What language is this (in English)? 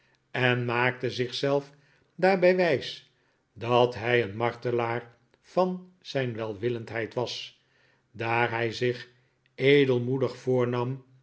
Dutch